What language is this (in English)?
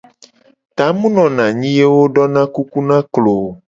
Gen